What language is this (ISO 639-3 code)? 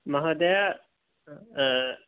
san